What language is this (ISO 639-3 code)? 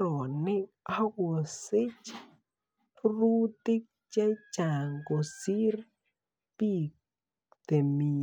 kln